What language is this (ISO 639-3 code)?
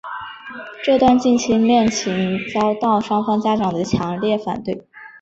zho